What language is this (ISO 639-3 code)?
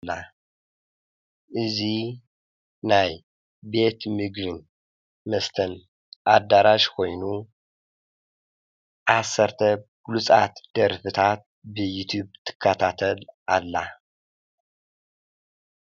tir